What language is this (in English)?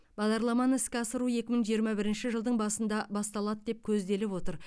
Kazakh